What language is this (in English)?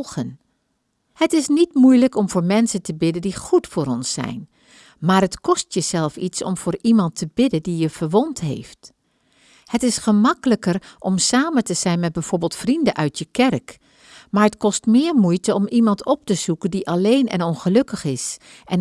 Dutch